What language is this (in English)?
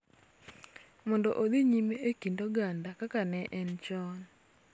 Luo (Kenya and Tanzania)